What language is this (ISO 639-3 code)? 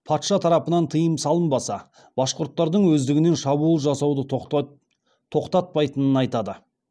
kaz